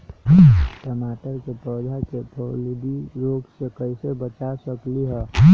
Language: Magahi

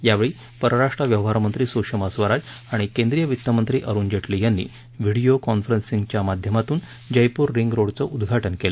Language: Marathi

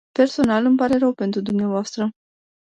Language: Romanian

